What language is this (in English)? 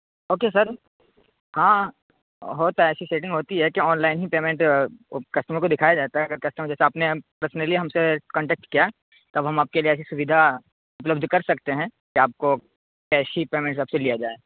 Urdu